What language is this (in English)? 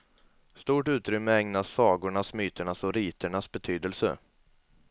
Swedish